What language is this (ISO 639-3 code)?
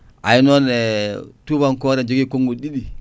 ful